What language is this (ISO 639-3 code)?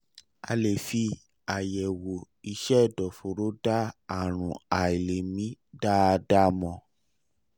yor